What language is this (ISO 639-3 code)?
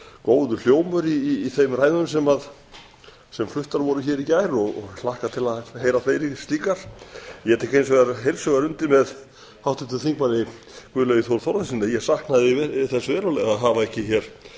isl